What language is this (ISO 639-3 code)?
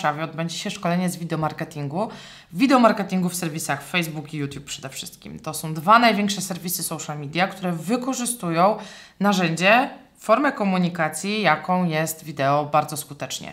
pol